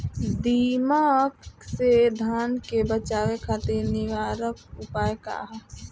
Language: Bhojpuri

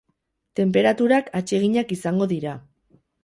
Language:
Basque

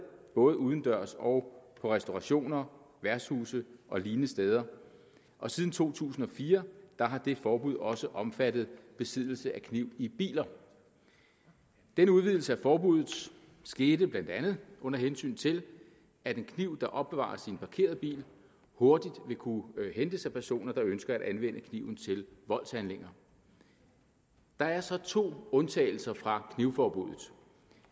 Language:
Danish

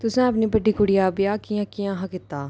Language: Dogri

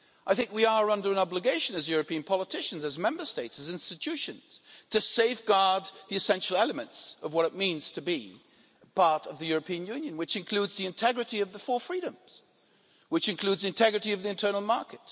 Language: English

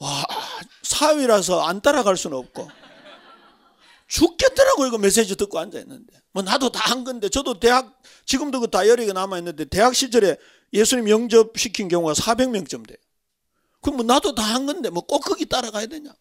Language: Korean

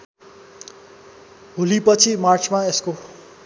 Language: Nepali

